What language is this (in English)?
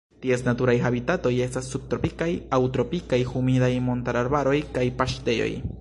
Esperanto